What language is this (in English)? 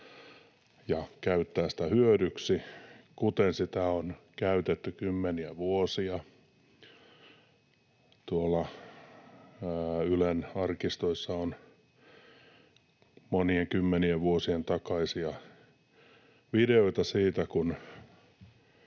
Finnish